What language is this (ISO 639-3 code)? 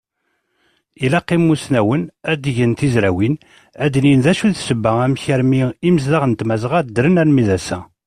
kab